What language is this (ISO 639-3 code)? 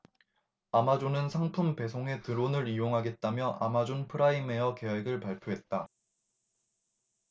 kor